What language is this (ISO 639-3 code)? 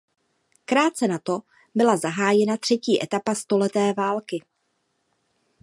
ces